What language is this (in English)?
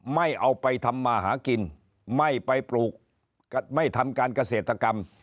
Thai